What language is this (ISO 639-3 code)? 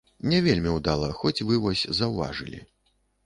bel